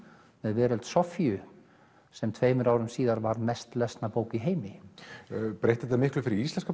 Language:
Icelandic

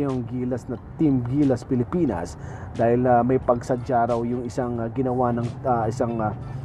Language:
Filipino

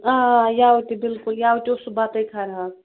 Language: Kashmiri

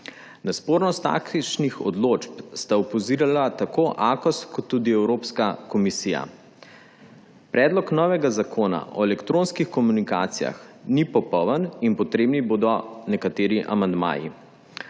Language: Slovenian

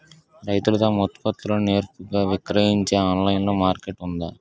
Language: Telugu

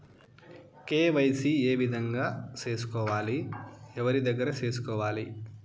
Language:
Telugu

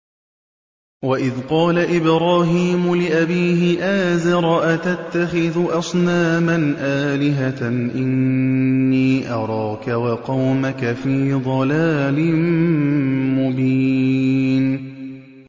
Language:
Arabic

